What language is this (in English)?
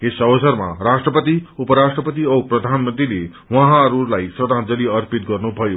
Nepali